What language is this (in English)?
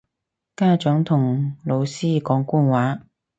Cantonese